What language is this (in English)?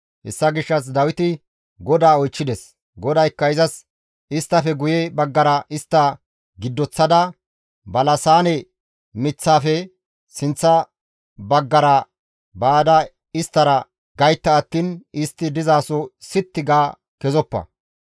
Gamo